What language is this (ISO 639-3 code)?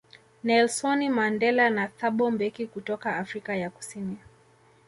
swa